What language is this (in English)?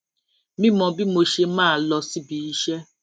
Yoruba